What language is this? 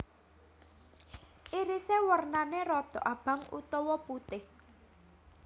Javanese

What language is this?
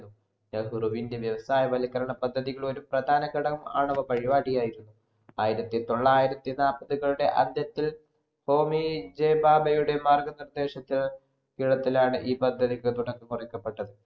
Malayalam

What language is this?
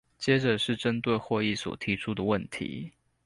Chinese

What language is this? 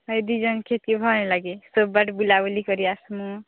Odia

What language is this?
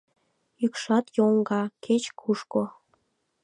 Mari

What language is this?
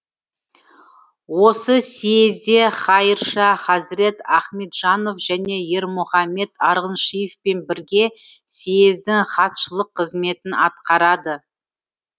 Kazakh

